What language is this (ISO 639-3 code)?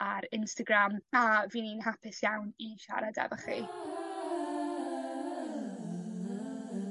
cym